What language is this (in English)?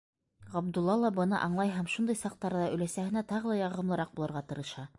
Bashkir